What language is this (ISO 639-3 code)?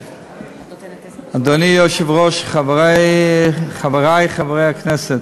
heb